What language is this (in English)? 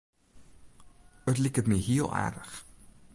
Western Frisian